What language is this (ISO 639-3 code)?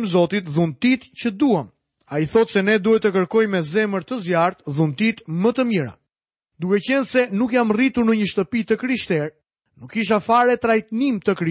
hrv